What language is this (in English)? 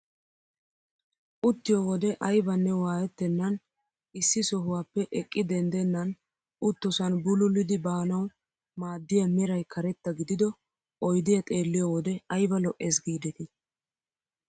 Wolaytta